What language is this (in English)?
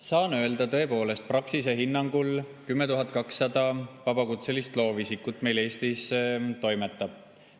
Estonian